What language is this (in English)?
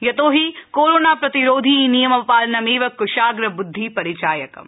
Sanskrit